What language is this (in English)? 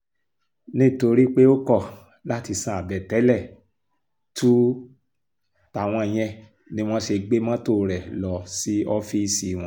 Yoruba